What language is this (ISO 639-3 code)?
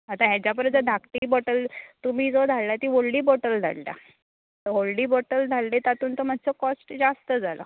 kok